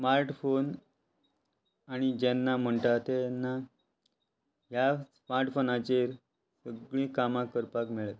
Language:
Konkani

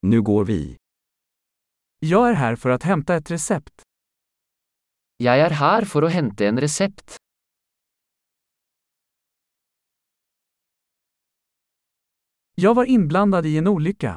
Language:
Swedish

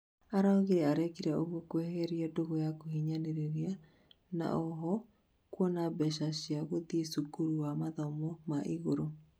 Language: Kikuyu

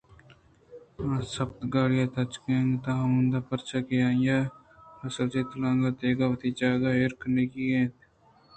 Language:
Eastern Balochi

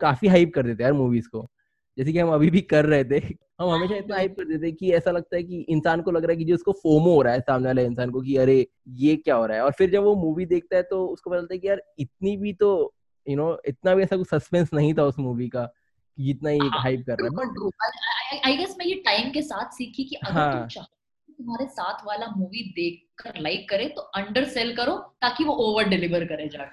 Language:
Hindi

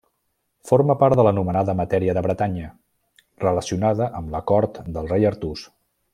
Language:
Catalan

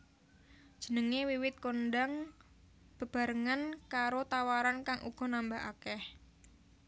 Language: Javanese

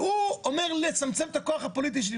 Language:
Hebrew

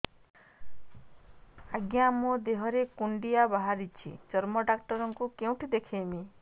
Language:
Odia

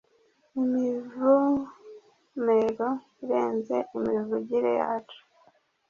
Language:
Kinyarwanda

